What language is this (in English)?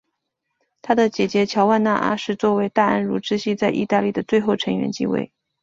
Chinese